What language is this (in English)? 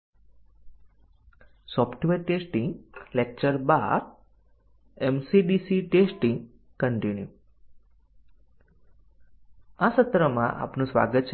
Gujarati